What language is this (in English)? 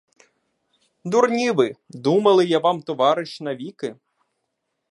Ukrainian